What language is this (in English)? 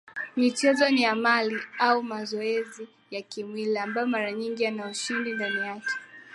Swahili